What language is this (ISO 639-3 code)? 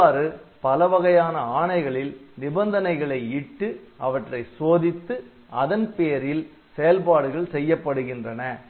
tam